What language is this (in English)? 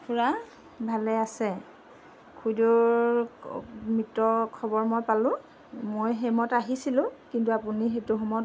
Assamese